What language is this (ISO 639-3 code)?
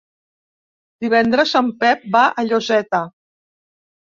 cat